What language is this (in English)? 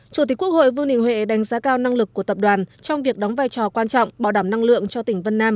Vietnamese